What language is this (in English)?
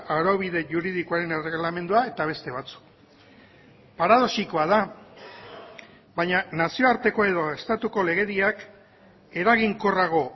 Basque